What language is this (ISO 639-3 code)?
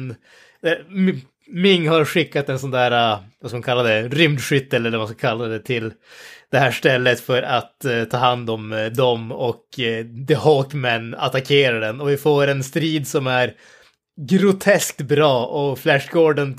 swe